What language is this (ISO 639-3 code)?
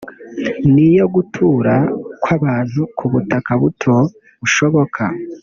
kin